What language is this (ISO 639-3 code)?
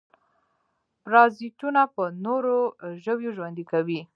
pus